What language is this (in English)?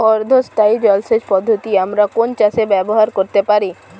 Bangla